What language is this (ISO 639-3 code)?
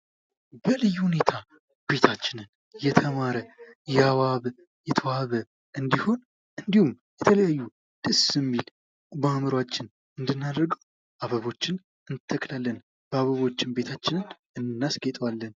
amh